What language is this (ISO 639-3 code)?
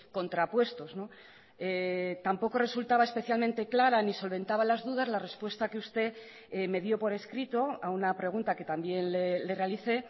spa